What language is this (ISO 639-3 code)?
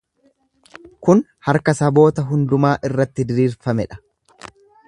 orm